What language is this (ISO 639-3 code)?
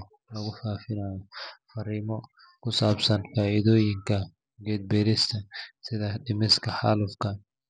som